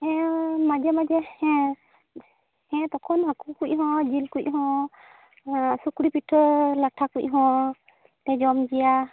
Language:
Santali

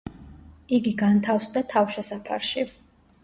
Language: Georgian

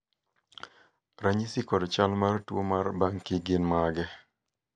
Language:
Luo (Kenya and Tanzania)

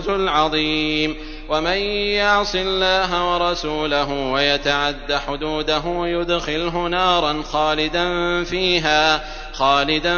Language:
Arabic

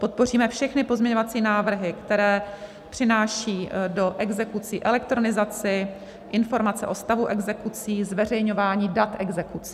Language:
Czech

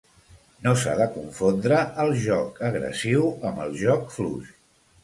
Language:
Catalan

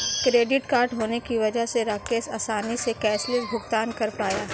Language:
Hindi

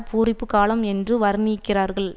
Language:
Tamil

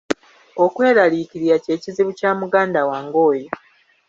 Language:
Ganda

